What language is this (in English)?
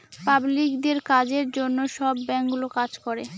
Bangla